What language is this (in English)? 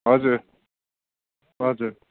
Nepali